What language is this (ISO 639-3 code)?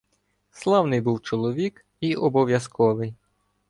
ukr